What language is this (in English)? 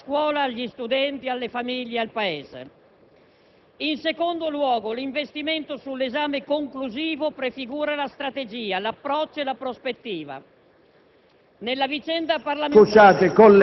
Italian